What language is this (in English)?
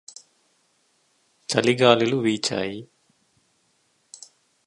Telugu